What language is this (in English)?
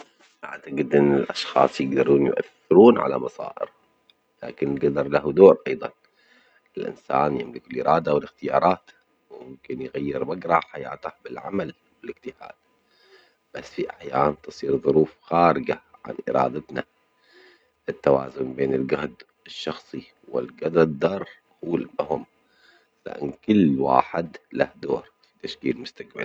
Omani Arabic